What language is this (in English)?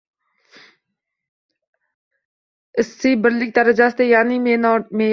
Uzbek